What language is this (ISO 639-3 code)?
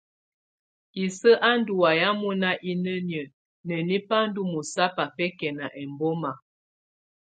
tvu